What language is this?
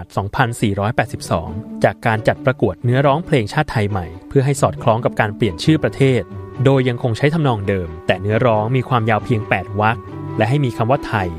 Thai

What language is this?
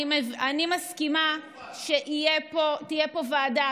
Hebrew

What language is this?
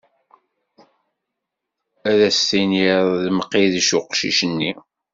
Kabyle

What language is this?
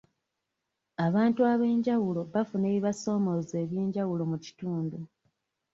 Ganda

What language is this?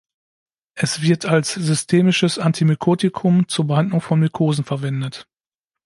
German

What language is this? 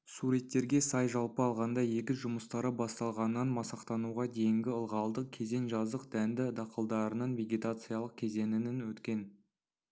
Kazakh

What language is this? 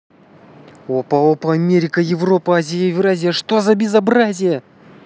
Russian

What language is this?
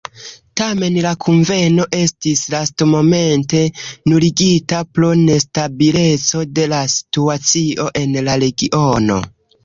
Esperanto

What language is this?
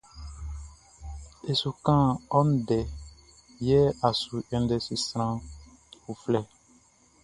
Baoulé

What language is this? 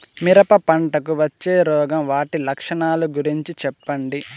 Telugu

